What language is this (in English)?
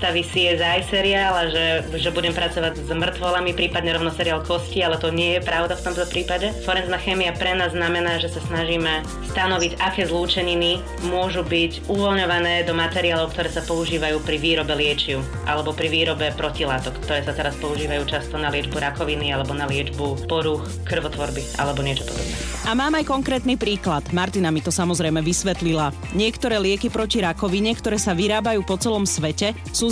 Slovak